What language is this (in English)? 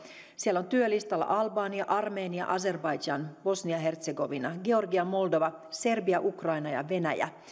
Finnish